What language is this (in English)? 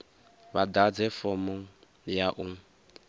Venda